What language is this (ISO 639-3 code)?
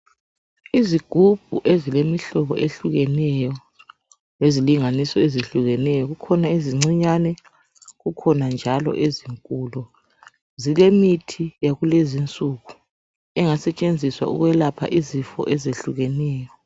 nde